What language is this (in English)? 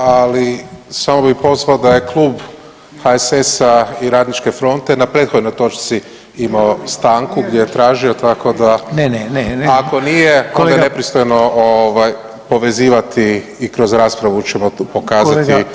Croatian